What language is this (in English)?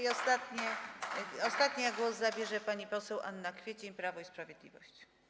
Polish